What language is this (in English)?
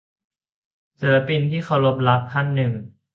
Thai